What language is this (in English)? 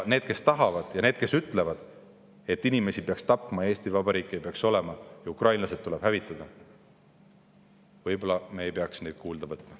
Estonian